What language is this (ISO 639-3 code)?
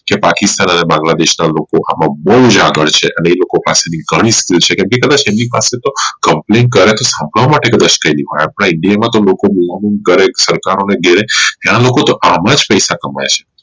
guj